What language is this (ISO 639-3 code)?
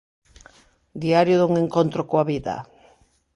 glg